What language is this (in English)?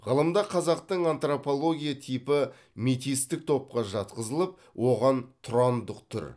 Kazakh